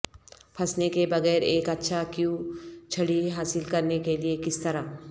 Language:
Urdu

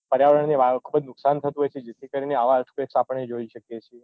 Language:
Gujarati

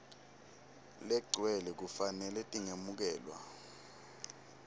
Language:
Swati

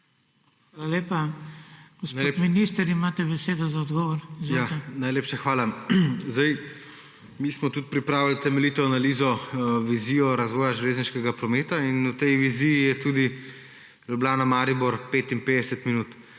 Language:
Slovenian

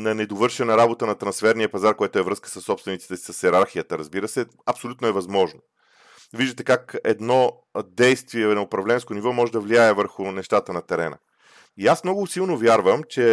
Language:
Bulgarian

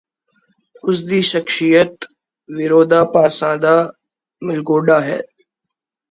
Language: Punjabi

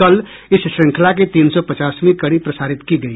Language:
Hindi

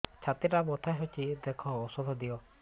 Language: Odia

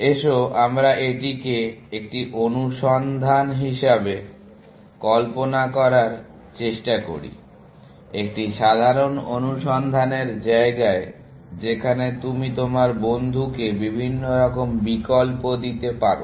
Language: Bangla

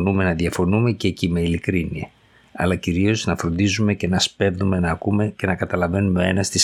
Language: Greek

